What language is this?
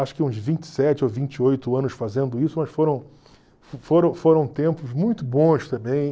Portuguese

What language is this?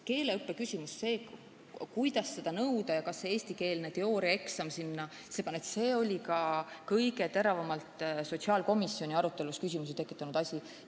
Estonian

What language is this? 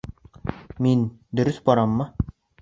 Bashkir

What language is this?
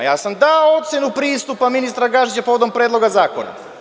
Serbian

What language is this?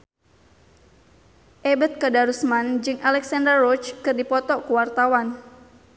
Sundanese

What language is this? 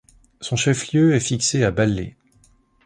French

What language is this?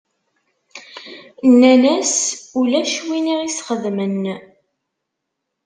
Kabyle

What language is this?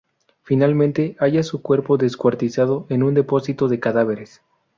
Spanish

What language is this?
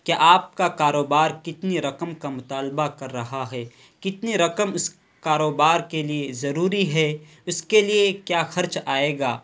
Urdu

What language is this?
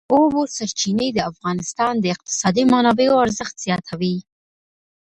Pashto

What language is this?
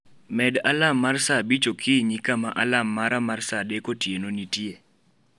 Luo (Kenya and Tanzania)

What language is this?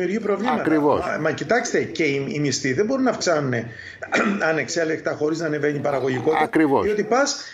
Greek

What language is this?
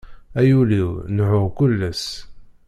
Kabyle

